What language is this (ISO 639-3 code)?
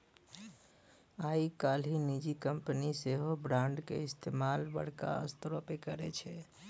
mai